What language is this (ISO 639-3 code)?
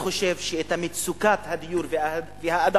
heb